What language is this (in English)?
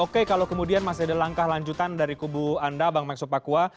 Indonesian